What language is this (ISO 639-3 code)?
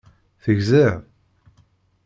kab